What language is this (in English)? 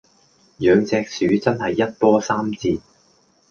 Cantonese